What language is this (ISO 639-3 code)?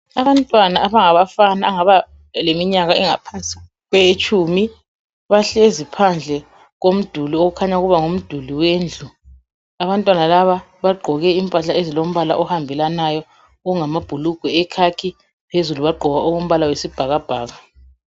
nde